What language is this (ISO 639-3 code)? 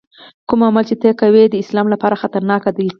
pus